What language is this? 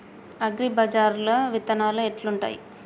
Telugu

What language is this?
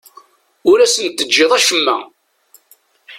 Kabyle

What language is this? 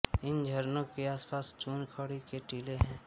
Hindi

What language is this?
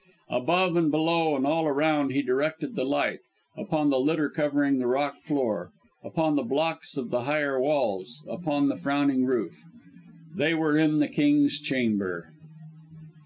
English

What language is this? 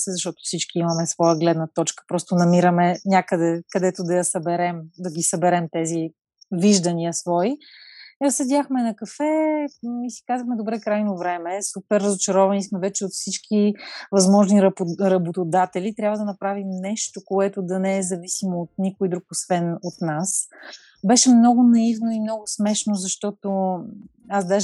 Bulgarian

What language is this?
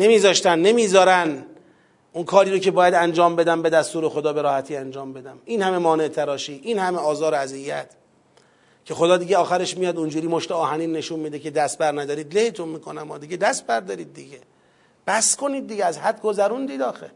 Persian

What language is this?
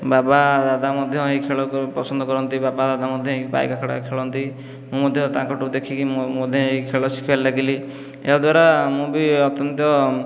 Odia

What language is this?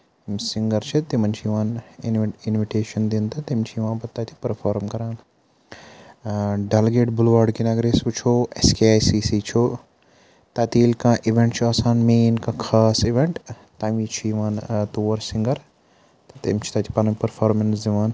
Kashmiri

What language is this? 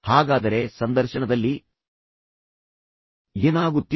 Kannada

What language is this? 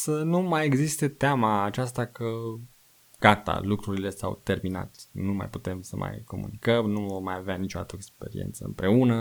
Romanian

